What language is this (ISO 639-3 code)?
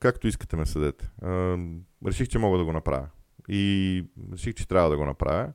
bul